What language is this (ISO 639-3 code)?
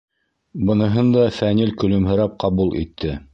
bak